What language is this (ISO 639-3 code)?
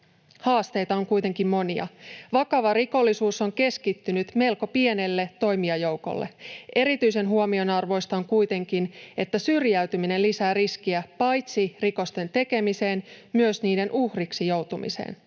fin